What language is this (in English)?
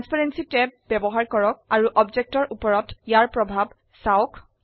Assamese